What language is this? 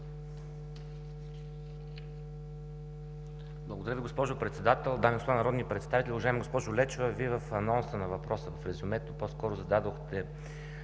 Bulgarian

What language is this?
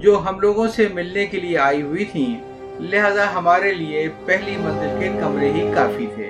Urdu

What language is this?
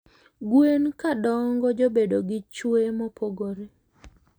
Luo (Kenya and Tanzania)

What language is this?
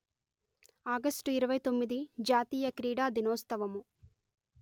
Telugu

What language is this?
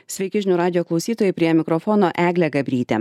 Lithuanian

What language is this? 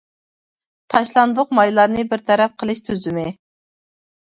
Uyghur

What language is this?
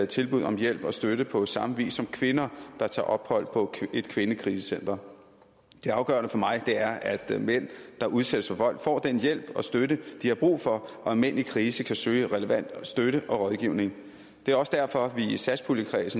Danish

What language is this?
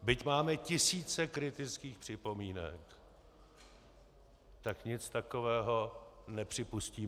Czech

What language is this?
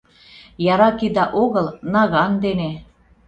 Mari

